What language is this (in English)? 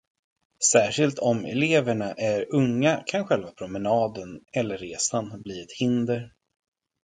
Swedish